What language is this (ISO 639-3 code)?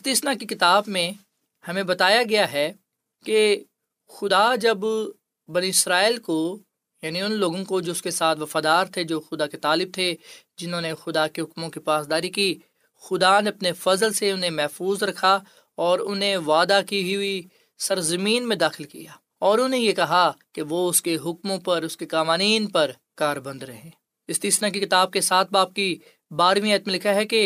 urd